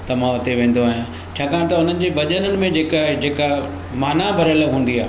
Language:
Sindhi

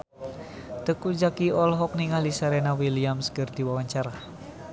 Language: Sundanese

